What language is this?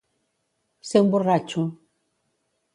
Catalan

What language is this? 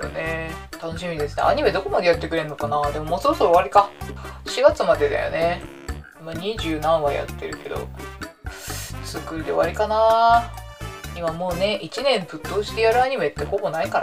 Japanese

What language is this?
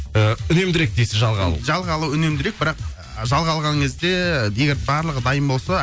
Kazakh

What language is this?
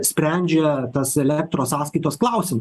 Lithuanian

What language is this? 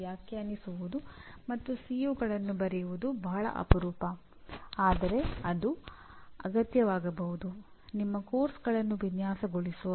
Kannada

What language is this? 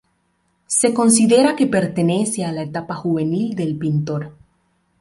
Spanish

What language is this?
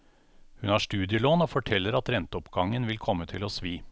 Norwegian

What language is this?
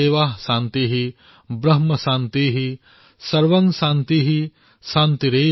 Assamese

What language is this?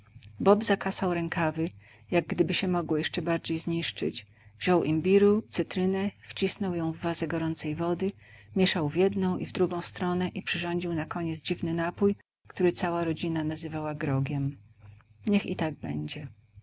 Polish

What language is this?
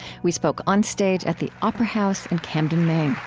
English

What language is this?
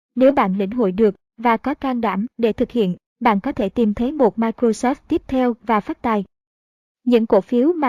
Vietnamese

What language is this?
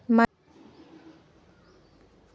Chhattisgarhi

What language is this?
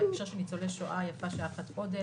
Hebrew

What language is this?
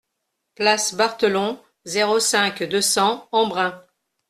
French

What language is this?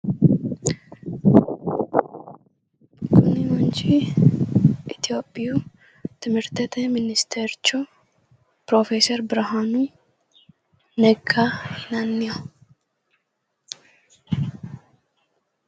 Sidamo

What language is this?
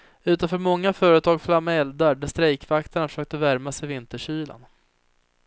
Swedish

